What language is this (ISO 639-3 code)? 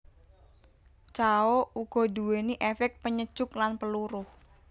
jav